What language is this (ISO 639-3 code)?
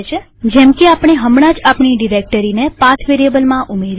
guj